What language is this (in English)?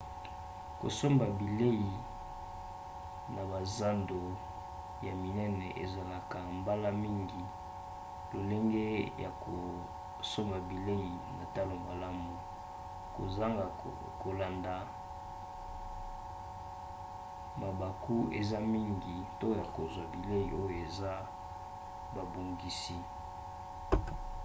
Lingala